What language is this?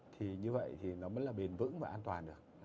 Vietnamese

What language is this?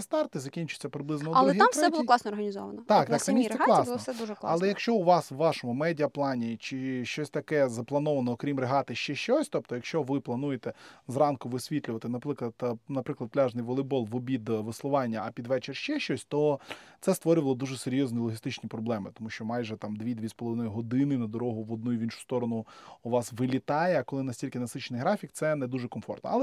Ukrainian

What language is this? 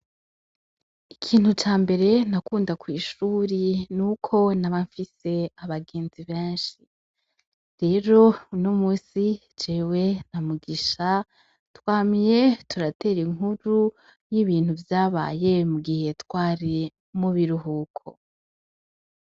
Rundi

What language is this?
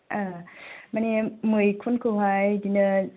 Bodo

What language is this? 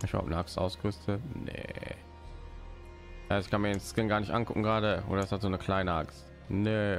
German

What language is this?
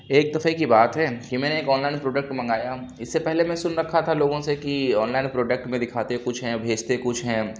Urdu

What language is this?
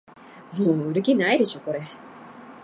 Japanese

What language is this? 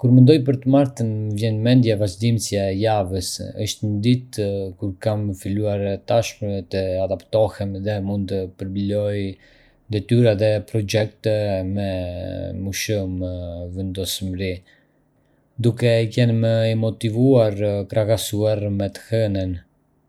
Arbëreshë Albanian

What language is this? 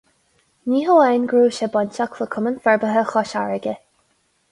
Irish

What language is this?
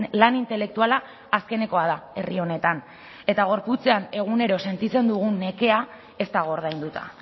Basque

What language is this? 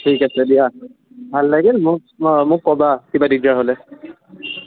Assamese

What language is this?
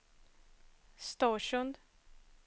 Swedish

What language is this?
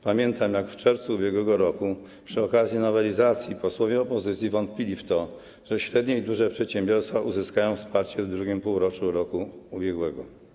Polish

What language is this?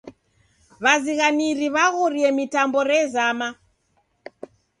Taita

